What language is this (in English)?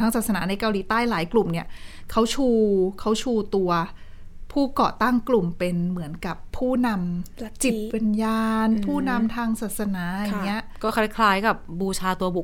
Thai